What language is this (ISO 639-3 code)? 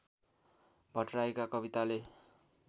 nep